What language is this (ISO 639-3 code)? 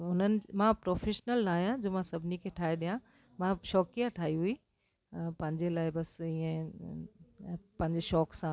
snd